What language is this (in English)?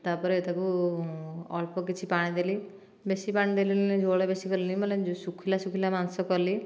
Odia